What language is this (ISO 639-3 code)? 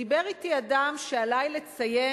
heb